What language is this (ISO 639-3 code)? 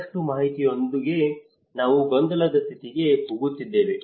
kan